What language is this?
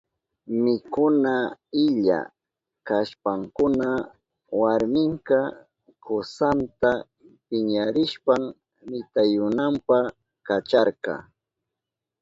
Southern Pastaza Quechua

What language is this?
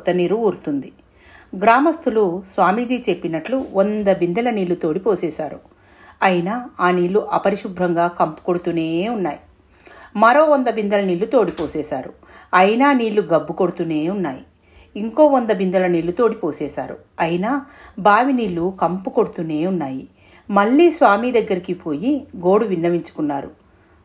Telugu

